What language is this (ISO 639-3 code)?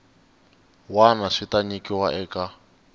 tso